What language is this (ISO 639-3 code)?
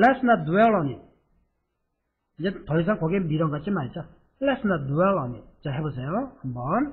kor